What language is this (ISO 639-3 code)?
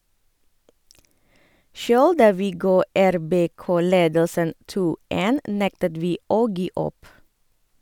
nor